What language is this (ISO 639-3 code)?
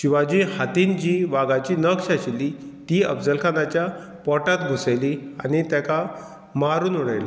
kok